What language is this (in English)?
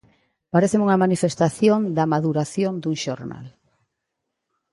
Galician